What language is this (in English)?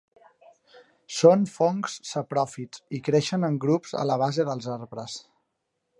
Catalan